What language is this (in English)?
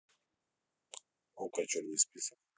Russian